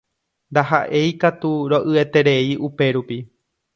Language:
Guarani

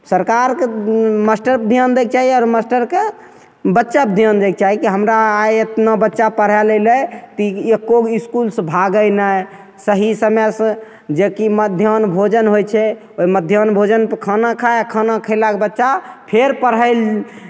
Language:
Maithili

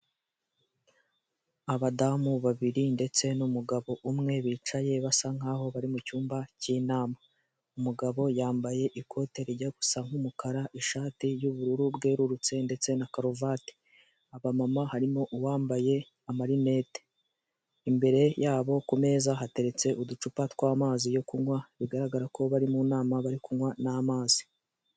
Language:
Kinyarwanda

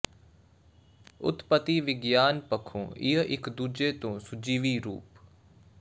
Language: Punjabi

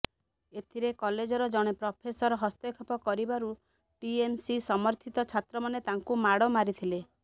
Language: Odia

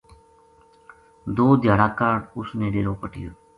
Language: Gujari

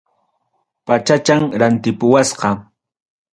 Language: Ayacucho Quechua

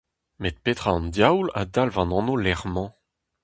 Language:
Breton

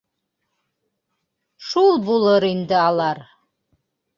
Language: Bashkir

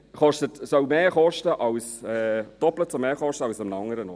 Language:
Swiss German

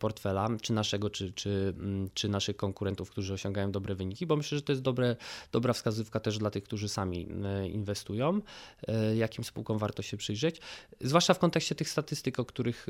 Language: Polish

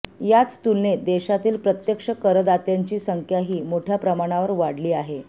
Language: Marathi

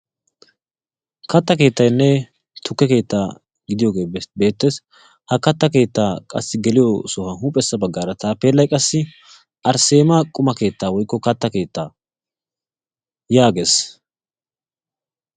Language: Wolaytta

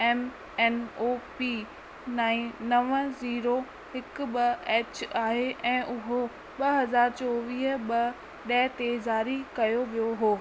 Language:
Sindhi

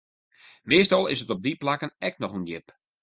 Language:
Western Frisian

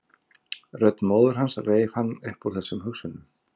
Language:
Icelandic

